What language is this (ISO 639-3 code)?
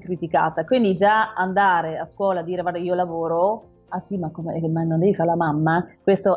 ita